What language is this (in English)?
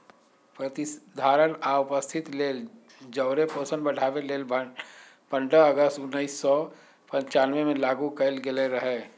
Magahi